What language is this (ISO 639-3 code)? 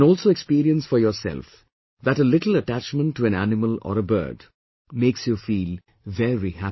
eng